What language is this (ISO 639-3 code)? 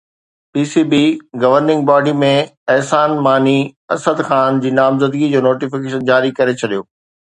snd